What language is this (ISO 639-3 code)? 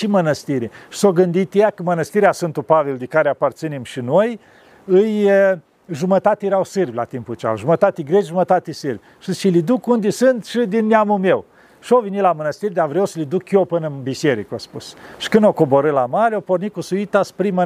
ron